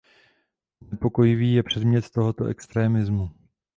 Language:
Czech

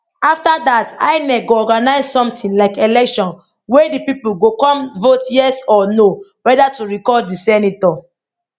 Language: Nigerian Pidgin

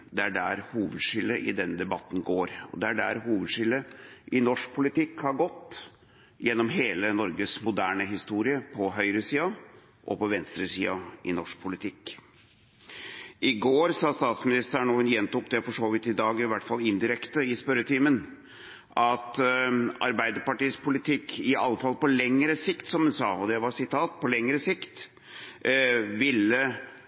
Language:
Norwegian Bokmål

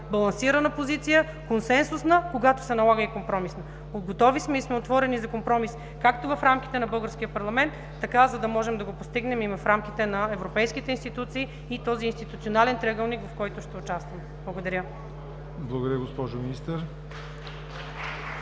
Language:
Bulgarian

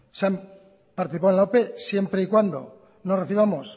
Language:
Spanish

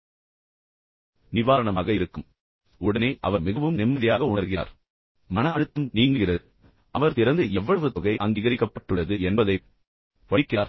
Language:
Tamil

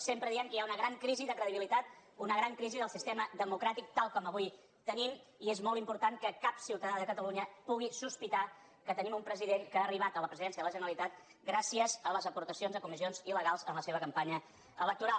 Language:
Catalan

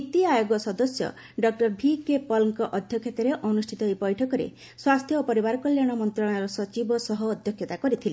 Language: Odia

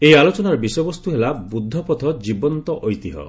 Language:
Odia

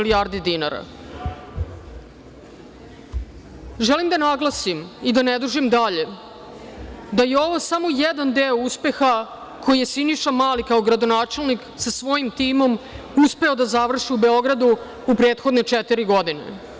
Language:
Serbian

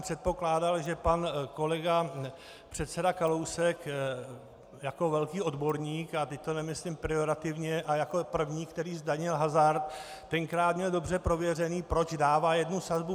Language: Czech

